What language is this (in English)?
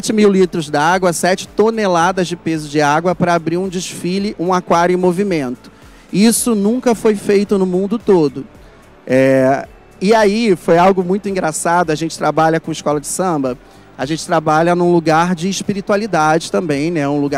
Portuguese